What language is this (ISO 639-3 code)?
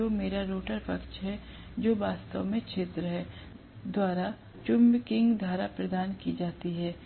hin